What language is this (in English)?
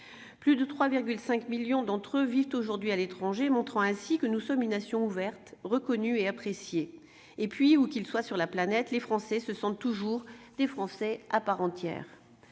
French